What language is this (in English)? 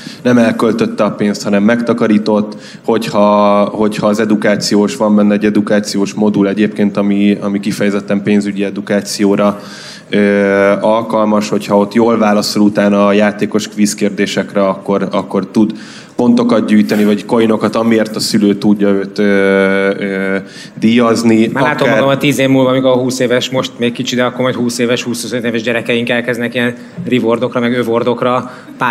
Hungarian